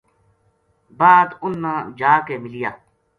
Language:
Gujari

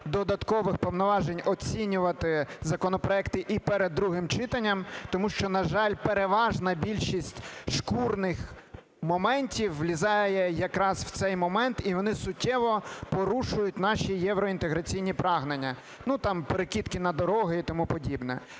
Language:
Ukrainian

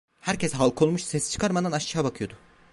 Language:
Turkish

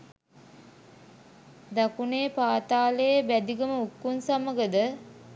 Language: Sinhala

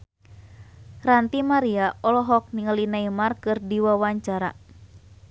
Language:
Sundanese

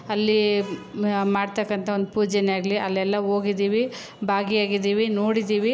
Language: Kannada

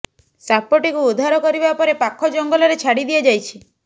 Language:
Odia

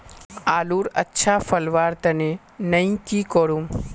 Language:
Magahi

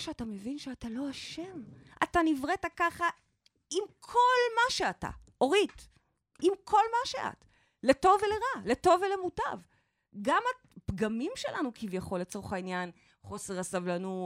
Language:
Hebrew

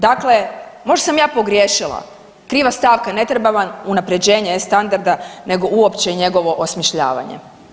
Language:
Croatian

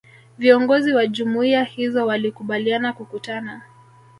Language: Swahili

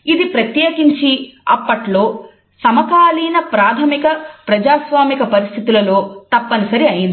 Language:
Telugu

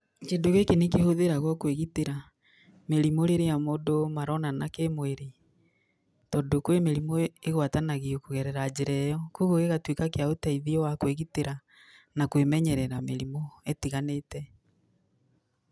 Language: Kikuyu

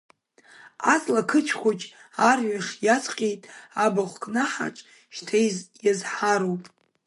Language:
Abkhazian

